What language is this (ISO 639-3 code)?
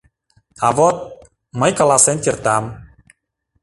chm